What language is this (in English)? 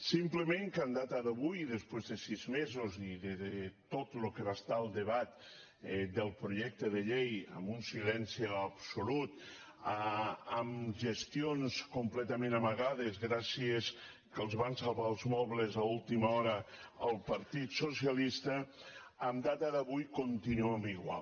Catalan